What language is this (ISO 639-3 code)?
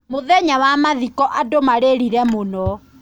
kik